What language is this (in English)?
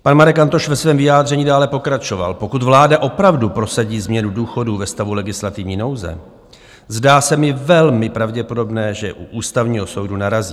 Czech